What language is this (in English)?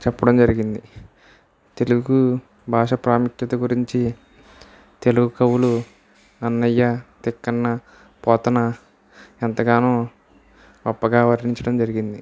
Telugu